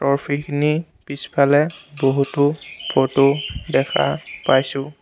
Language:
Assamese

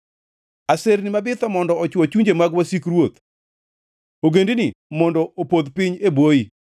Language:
Luo (Kenya and Tanzania)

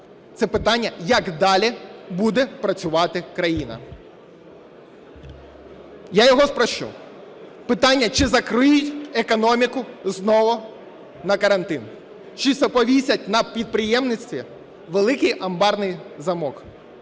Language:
Ukrainian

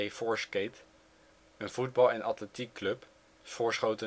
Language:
Dutch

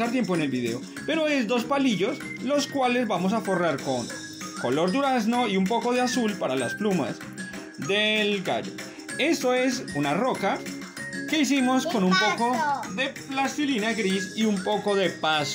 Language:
Spanish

